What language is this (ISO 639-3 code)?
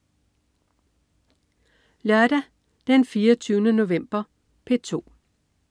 dan